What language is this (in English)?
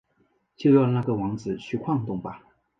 Chinese